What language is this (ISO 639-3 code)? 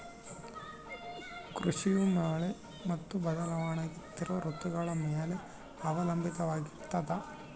kan